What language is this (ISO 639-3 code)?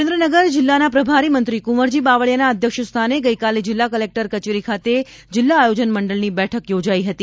guj